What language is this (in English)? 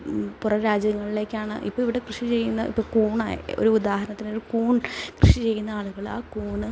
Malayalam